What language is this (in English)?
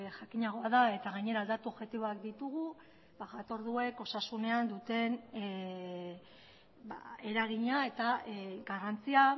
Basque